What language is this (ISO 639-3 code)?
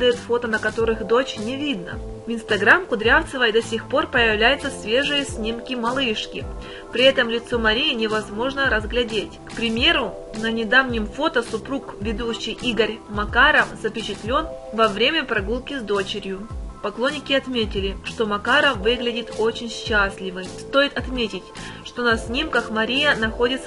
rus